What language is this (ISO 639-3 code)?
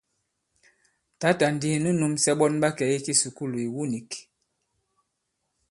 abb